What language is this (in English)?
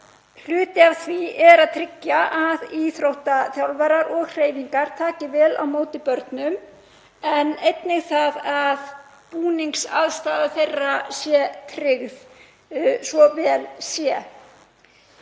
Icelandic